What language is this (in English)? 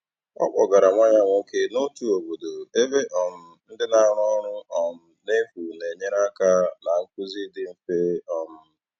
Igbo